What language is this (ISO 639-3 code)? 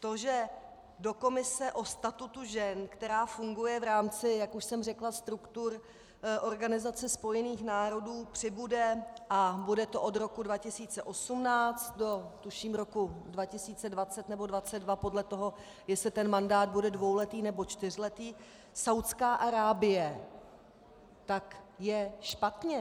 ces